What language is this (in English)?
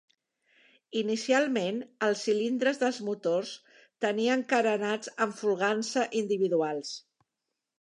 Catalan